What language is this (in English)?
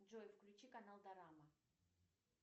Russian